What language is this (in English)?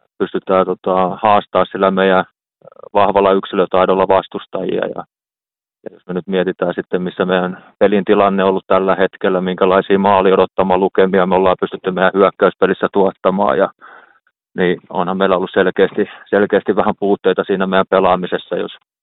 Finnish